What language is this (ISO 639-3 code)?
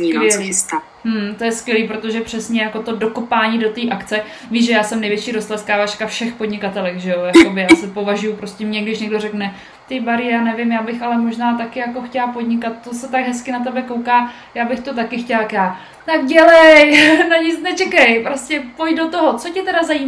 ces